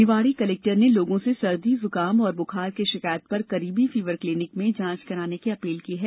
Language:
Hindi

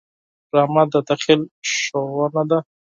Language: Pashto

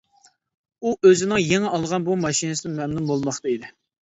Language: Uyghur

